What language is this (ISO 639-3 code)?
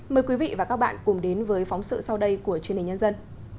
vie